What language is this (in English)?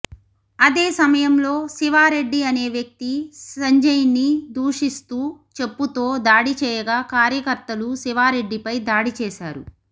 Telugu